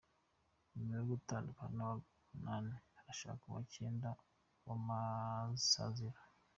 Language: Kinyarwanda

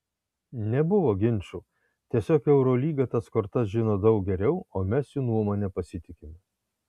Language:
Lithuanian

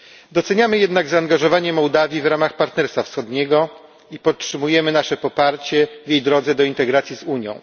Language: Polish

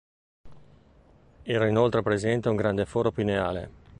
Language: Italian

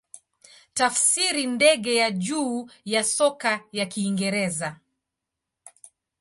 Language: Swahili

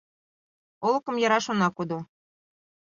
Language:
Mari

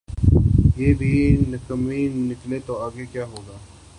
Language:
Urdu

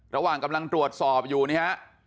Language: Thai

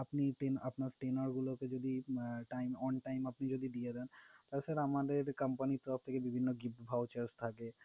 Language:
Bangla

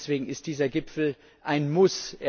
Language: German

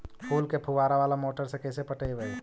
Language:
Magahi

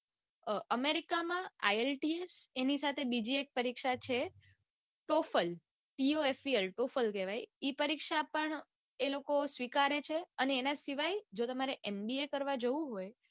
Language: Gujarati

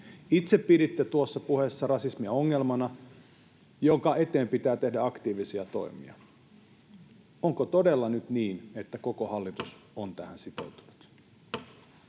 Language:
Finnish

